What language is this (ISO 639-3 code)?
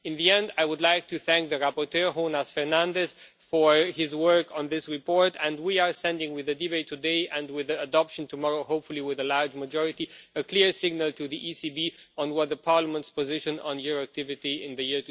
eng